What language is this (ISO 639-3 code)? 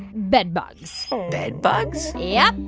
eng